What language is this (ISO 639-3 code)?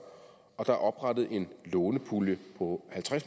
dan